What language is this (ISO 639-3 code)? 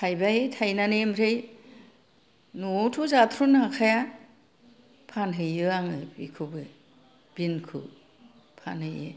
brx